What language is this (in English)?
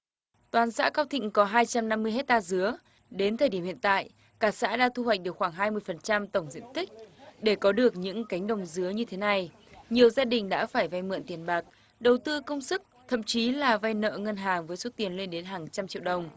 Vietnamese